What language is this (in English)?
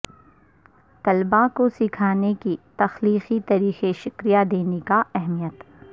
Urdu